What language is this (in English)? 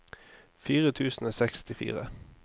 Norwegian